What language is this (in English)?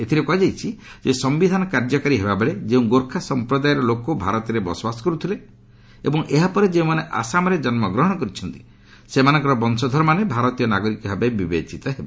Odia